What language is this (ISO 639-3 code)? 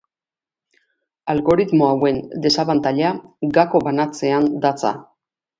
eus